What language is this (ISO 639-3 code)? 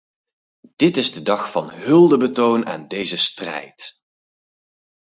nld